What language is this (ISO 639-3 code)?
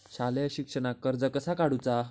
mar